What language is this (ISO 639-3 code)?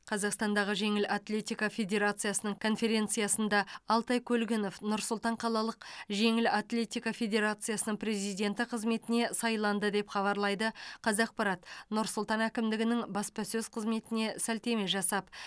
kaz